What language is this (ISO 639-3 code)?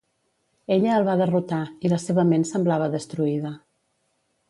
cat